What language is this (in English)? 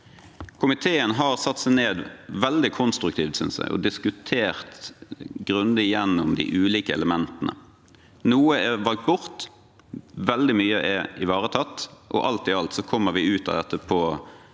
Norwegian